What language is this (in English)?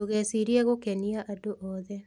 Kikuyu